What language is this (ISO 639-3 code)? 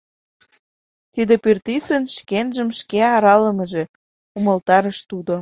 chm